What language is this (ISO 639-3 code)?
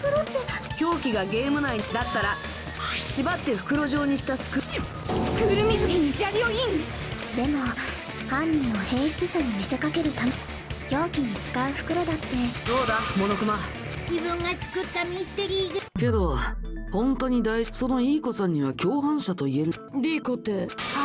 jpn